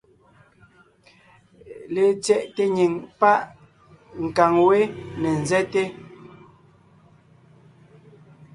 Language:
Ngiemboon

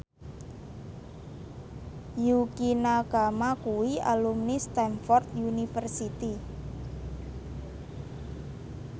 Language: Javanese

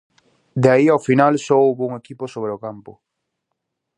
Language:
Galician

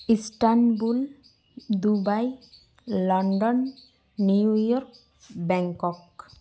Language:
Santali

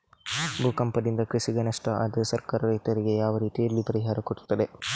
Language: Kannada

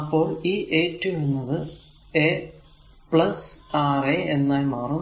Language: Malayalam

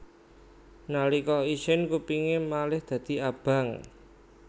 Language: Javanese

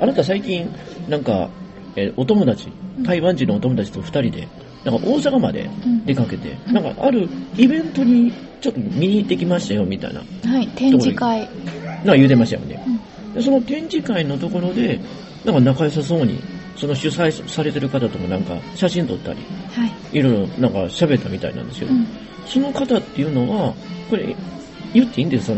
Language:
Japanese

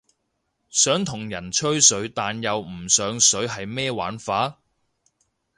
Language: Cantonese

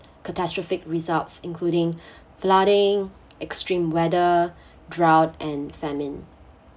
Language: English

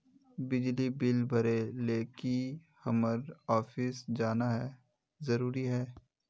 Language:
Magahi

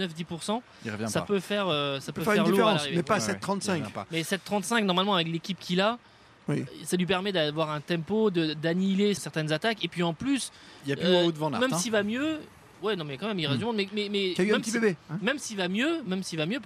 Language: French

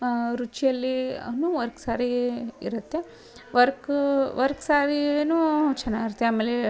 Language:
Kannada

